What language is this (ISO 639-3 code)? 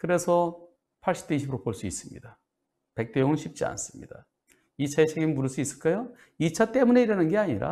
kor